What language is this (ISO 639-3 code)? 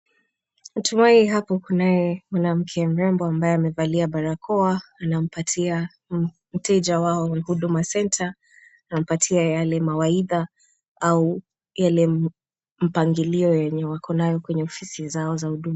swa